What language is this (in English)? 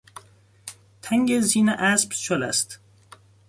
Persian